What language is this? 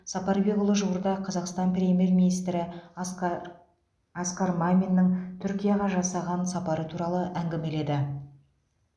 Kazakh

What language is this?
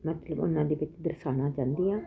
Punjabi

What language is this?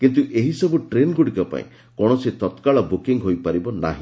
Odia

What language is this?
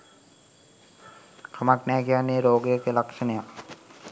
Sinhala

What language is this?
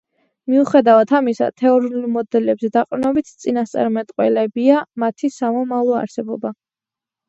Georgian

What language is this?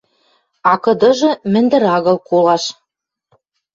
Western Mari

